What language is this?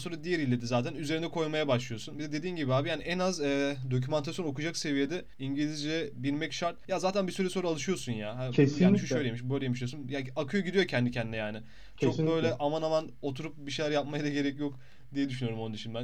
Turkish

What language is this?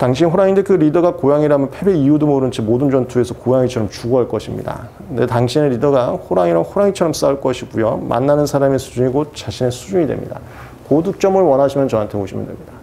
Korean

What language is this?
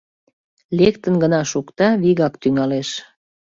Mari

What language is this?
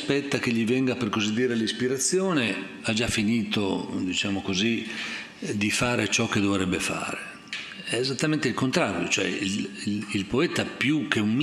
Italian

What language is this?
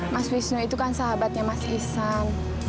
Indonesian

